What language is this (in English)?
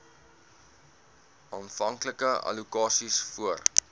Afrikaans